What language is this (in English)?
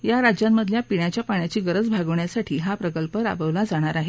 Marathi